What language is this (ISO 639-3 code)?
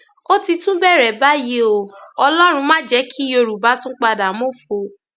yor